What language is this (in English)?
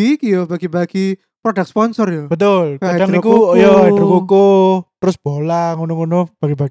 Indonesian